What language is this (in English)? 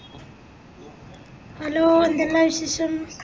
Malayalam